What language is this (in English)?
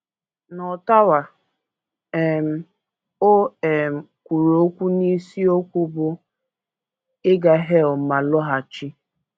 Igbo